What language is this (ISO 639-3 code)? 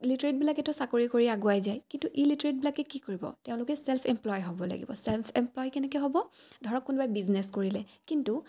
asm